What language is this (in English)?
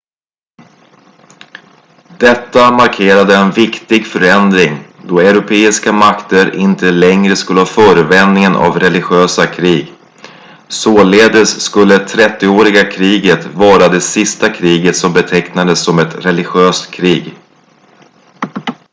Swedish